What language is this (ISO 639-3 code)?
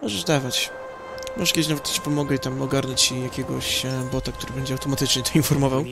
pol